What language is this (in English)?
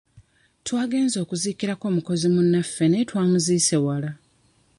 Ganda